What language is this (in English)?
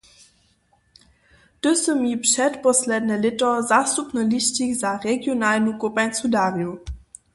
Upper Sorbian